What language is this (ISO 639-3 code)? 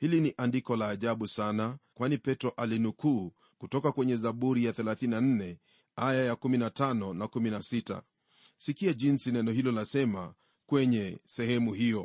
swa